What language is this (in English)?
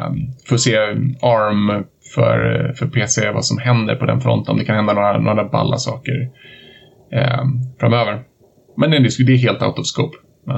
Swedish